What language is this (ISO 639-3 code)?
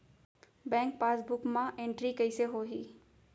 hne